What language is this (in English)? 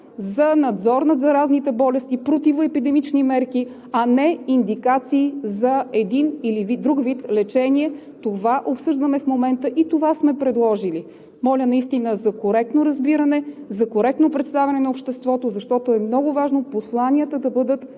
Bulgarian